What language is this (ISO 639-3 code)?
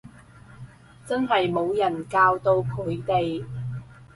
yue